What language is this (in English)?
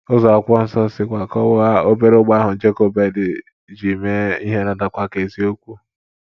Igbo